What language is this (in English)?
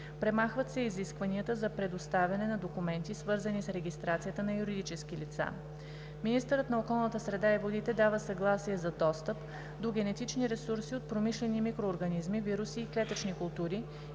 Bulgarian